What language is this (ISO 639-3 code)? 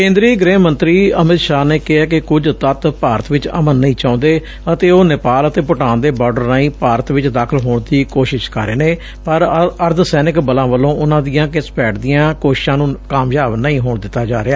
pan